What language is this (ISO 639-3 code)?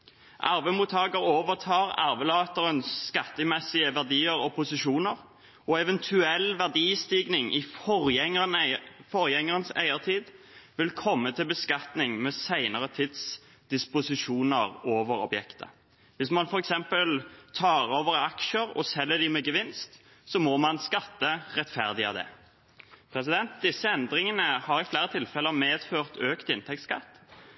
nob